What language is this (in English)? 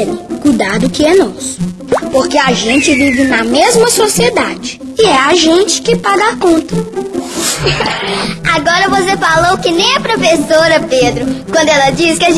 Portuguese